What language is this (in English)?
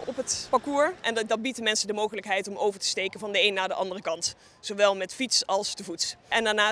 Dutch